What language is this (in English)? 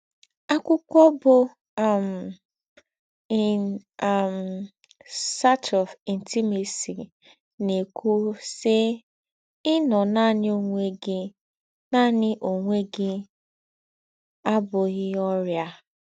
Igbo